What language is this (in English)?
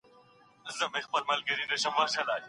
Pashto